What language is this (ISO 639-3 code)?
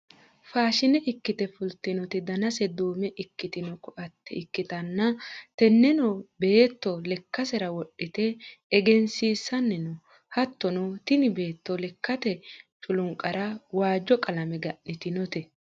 sid